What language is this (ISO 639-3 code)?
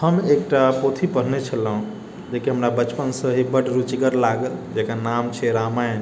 mai